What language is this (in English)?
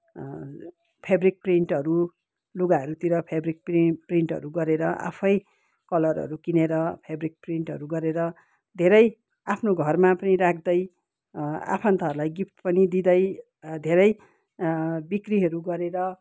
Nepali